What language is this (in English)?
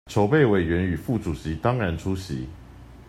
Chinese